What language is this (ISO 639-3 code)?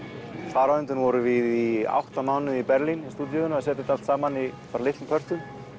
isl